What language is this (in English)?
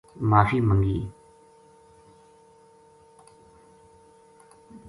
Gujari